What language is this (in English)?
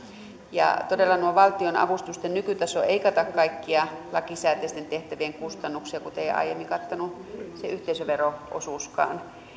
Finnish